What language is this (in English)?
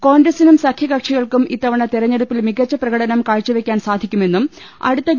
Malayalam